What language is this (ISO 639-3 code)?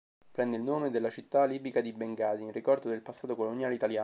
ita